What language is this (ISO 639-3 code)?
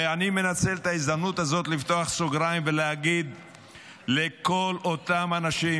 heb